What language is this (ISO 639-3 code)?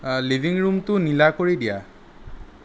asm